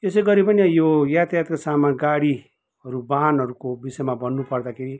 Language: Nepali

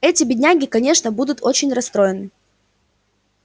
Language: Russian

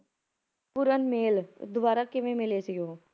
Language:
Punjabi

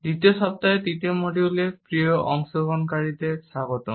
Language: Bangla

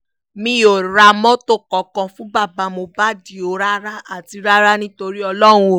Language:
Yoruba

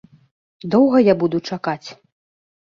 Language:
Belarusian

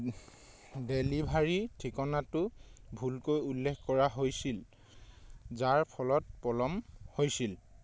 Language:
Assamese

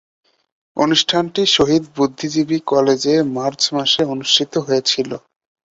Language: Bangla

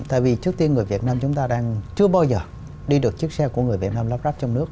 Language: Vietnamese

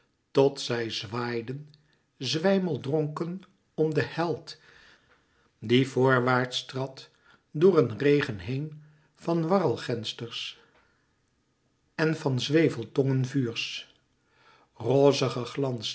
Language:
Dutch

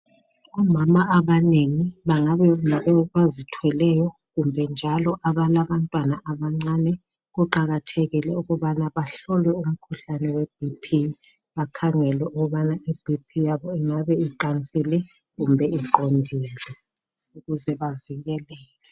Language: North Ndebele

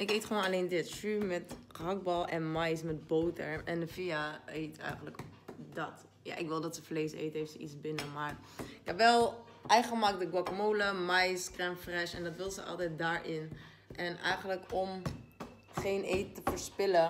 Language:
Dutch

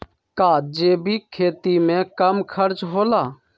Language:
Magahi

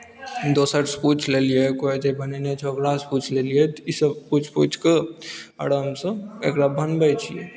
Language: Maithili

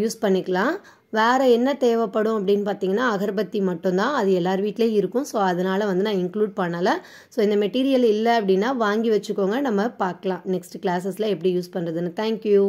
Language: Tamil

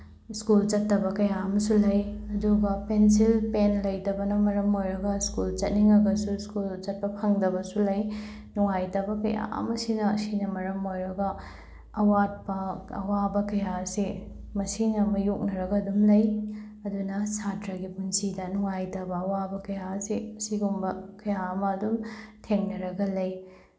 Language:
Manipuri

